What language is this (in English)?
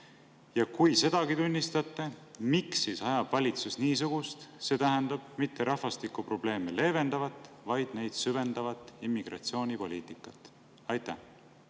Estonian